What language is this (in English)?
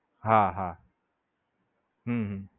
Gujarati